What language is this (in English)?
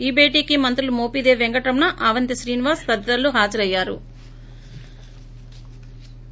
Telugu